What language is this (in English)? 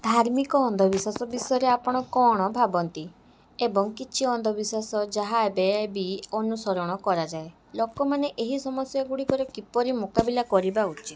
Odia